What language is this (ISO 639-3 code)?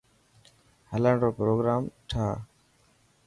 mki